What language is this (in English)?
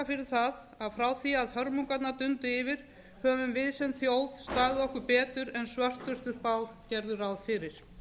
Icelandic